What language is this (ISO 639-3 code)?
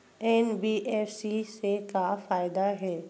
hne